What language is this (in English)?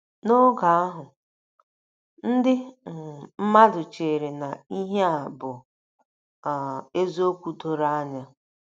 Igbo